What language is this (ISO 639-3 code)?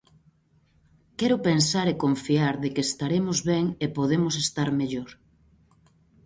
glg